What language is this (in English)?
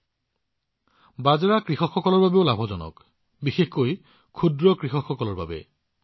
Assamese